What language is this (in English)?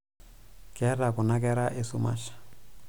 Masai